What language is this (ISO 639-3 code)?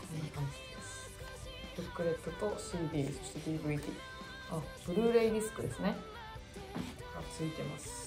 jpn